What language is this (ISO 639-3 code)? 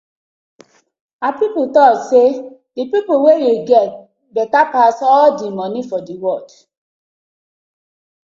pcm